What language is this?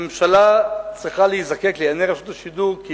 Hebrew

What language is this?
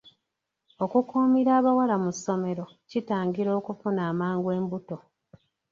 Ganda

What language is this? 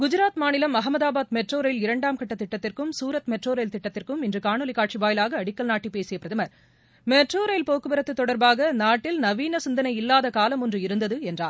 Tamil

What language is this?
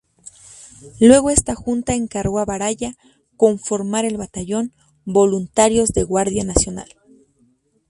Spanish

